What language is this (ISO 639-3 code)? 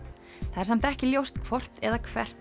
isl